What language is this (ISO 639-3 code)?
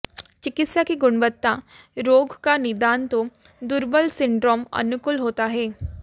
hin